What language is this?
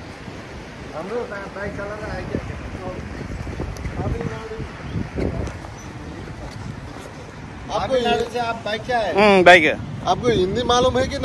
Indonesian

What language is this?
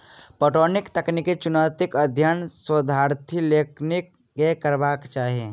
Maithili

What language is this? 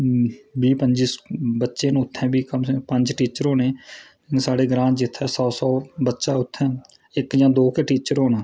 Dogri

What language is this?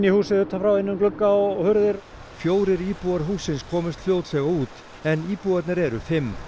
Icelandic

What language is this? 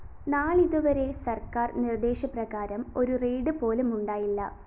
Malayalam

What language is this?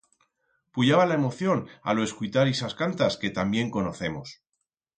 Aragonese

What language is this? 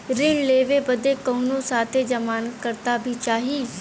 Bhojpuri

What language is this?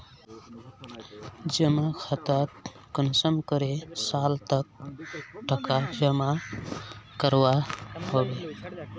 Magahi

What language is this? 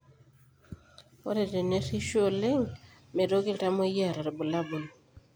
Masai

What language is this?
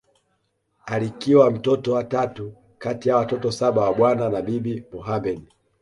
Swahili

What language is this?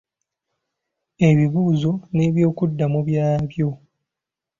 Ganda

